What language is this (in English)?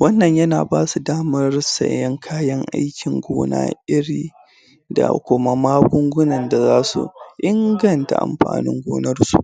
Hausa